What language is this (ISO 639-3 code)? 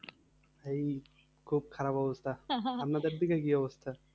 ben